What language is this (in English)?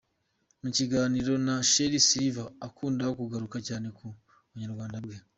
Kinyarwanda